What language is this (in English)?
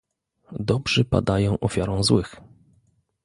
Polish